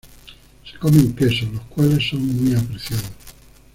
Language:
Spanish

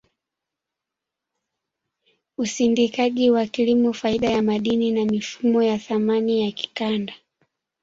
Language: Swahili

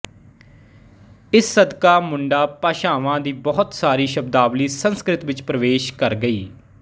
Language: Punjabi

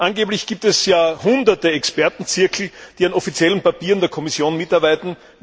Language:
German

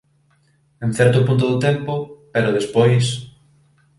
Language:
Galician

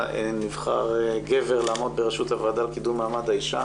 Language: Hebrew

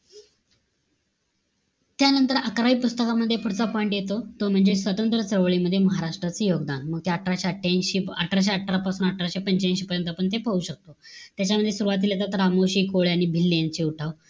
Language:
Marathi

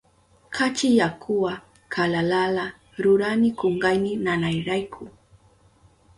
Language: Southern Pastaza Quechua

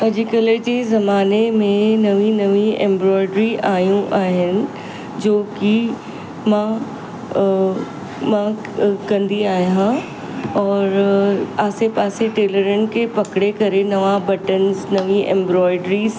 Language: Sindhi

